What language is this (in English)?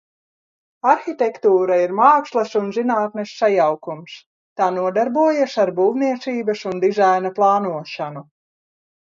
Latvian